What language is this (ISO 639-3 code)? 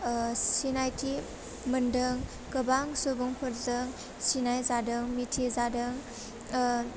brx